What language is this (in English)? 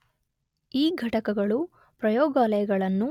Kannada